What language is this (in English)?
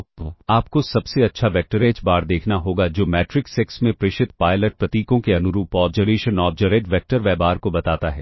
Hindi